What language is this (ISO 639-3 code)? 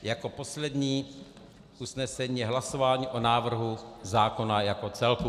ces